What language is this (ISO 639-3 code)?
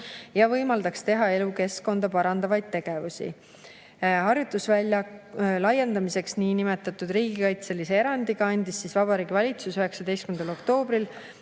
est